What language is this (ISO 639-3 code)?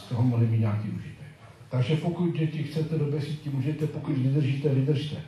ces